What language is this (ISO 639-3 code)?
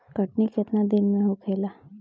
bho